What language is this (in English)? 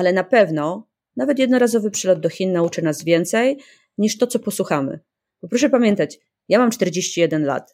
Polish